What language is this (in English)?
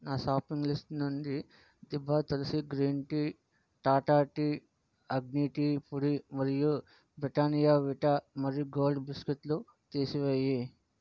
Telugu